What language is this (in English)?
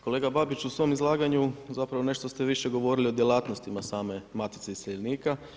Croatian